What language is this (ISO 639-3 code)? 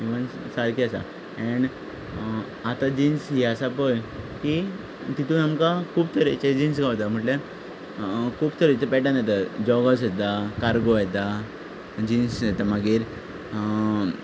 kok